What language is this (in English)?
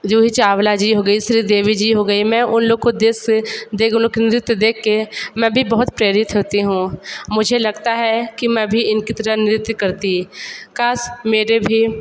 Hindi